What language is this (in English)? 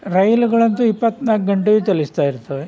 Kannada